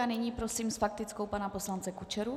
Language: Czech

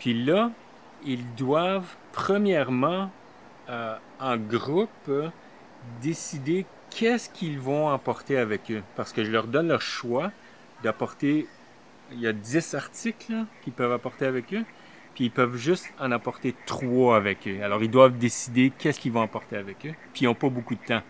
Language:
French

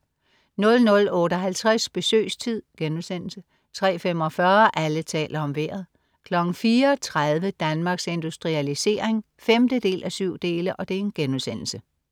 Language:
Danish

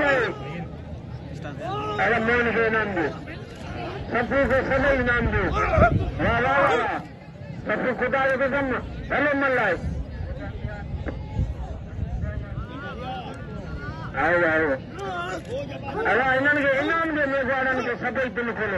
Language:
Arabic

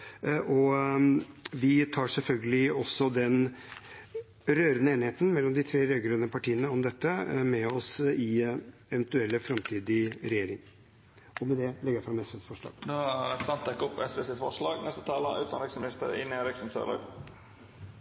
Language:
Norwegian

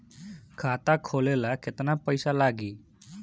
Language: Bhojpuri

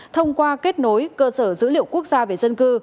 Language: Vietnamese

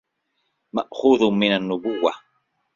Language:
Arabic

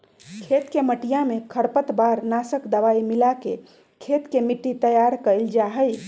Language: Magahi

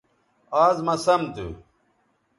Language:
Bateri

